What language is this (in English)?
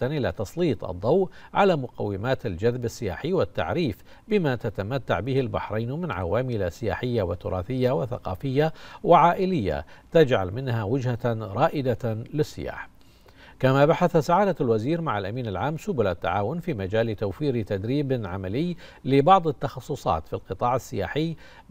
Arabic